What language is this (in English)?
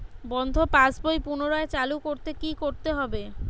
Bangla